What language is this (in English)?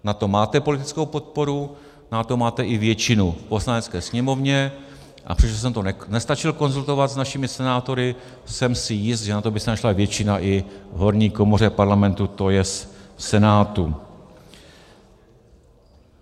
Czech